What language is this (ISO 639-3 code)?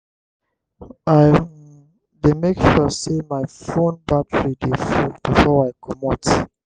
pcm